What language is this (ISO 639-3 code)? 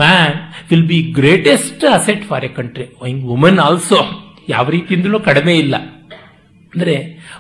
kan